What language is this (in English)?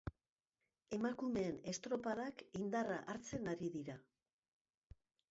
Basque